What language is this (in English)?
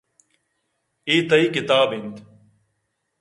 Eastern Balochi